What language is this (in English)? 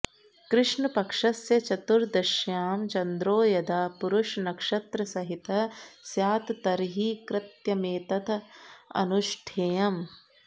Sanskrit